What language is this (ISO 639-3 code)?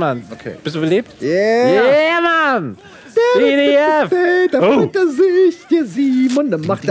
deu